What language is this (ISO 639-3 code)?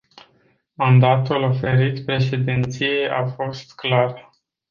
ron